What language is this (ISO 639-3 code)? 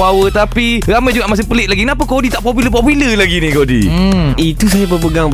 msa